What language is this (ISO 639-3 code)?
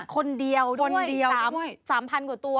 tha